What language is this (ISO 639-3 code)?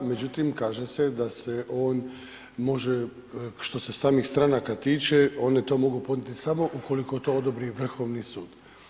hrv